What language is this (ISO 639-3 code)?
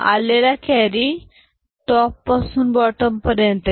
mar